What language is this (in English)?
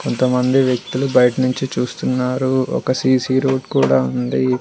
Telugu